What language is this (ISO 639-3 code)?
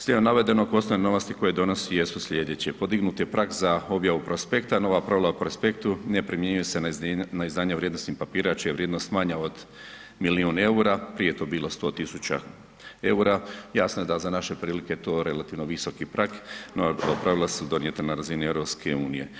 hrv